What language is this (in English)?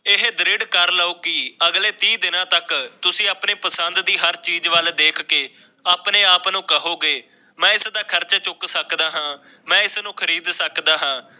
Punjabi